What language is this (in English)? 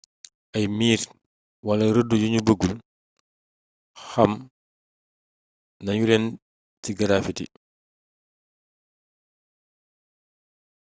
Wolof